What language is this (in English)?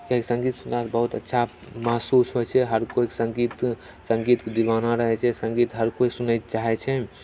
Maithili